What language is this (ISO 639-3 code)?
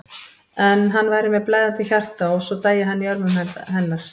isl